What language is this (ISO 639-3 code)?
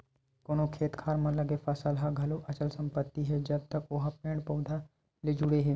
hne